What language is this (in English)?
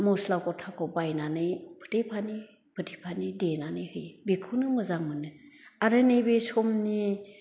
Bodo